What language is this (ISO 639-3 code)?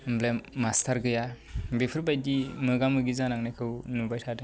brx